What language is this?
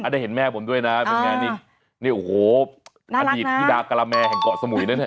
Thai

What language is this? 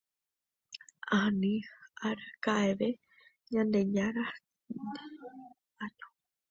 Guarani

